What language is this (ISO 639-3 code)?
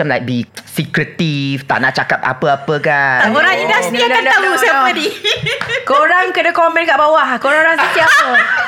msa